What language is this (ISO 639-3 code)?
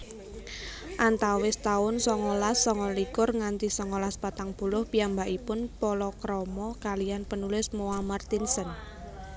jav